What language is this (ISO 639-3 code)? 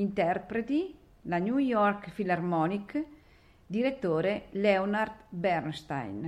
ita